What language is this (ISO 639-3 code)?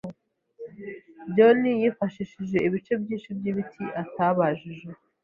kin